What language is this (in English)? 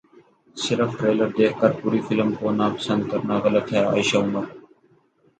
Urdu